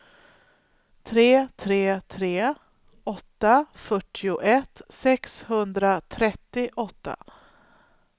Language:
Swedish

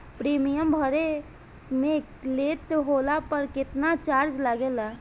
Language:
Bhojpuri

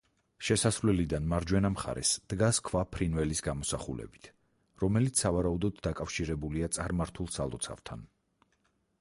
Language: Georgian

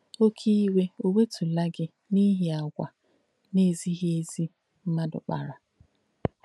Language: Igbo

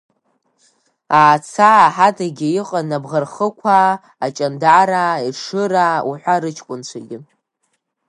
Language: Abkhazian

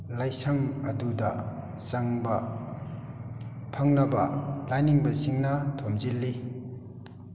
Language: Manipuri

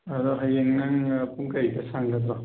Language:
Manipuri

